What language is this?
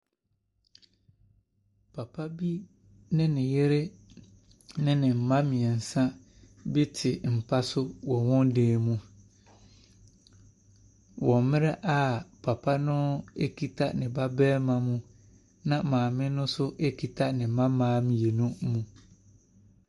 Akan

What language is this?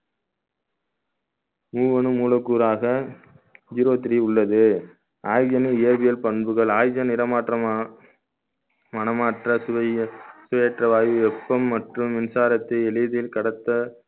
Tamil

